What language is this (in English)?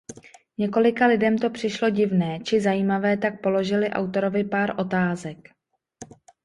Czech